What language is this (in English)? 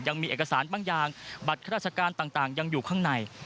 Thai